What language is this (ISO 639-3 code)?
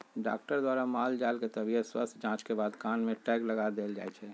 mag